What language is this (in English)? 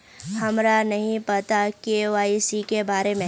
Magahi